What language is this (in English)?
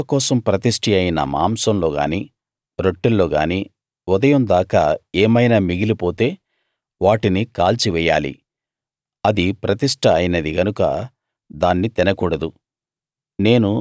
Telugu